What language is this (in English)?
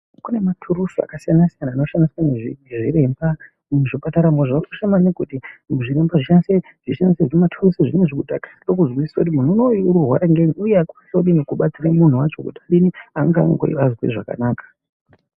Ndau